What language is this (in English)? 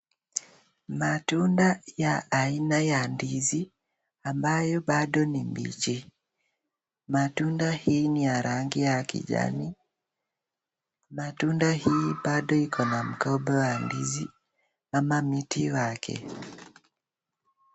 Swahili